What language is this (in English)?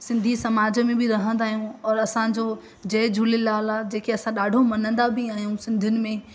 Sindhi